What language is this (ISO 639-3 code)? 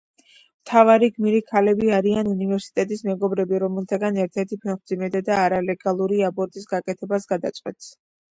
kat